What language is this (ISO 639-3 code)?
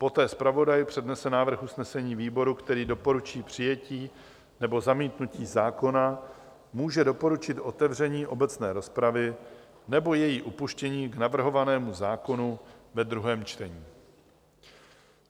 ces